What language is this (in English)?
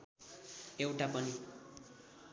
Nepali